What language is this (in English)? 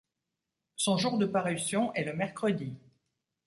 French